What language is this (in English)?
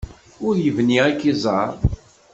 Kabyle